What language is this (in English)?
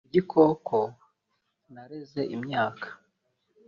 Kinyarwanda